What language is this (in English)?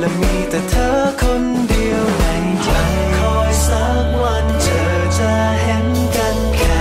Thai